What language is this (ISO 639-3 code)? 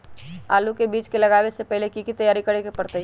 mag